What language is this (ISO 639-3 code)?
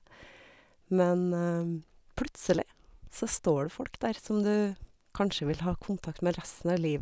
nor